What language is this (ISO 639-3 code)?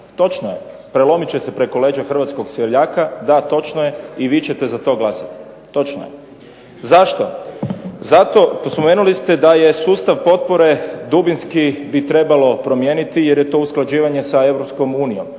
hrv